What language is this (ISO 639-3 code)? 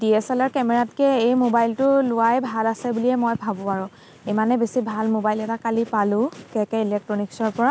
asm